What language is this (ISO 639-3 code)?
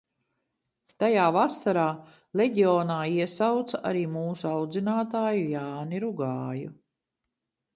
lav